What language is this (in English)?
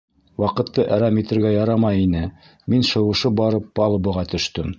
Bashkir